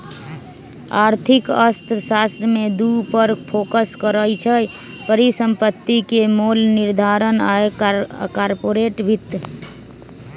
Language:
Magahi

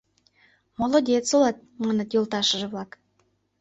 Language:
Mari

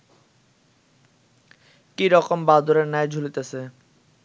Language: Bangla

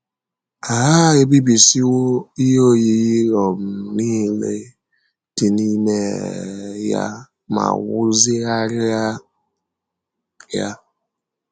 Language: Igbo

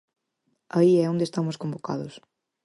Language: Galician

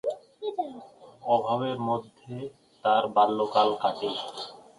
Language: Bangla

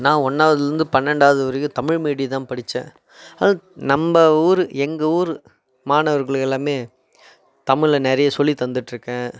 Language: Tamil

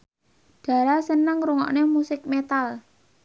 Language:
Javanese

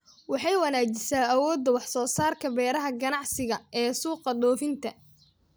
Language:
Somali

